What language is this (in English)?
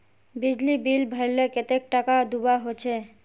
Magahi